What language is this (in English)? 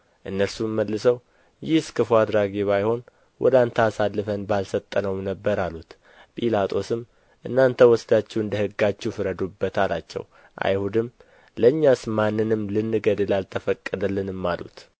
Amharic